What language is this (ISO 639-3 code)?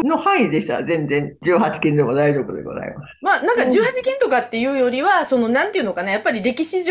jpn